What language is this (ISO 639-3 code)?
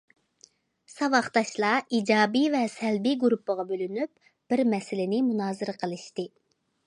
uig